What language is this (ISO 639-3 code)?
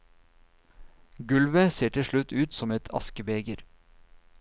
nor